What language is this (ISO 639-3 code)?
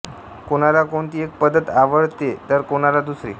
mar